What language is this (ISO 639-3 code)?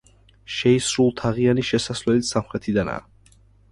kat